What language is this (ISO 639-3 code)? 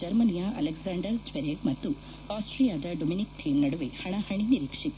kan